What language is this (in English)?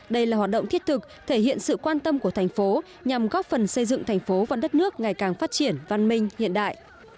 Vietnamese